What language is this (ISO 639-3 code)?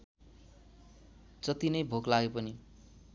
nep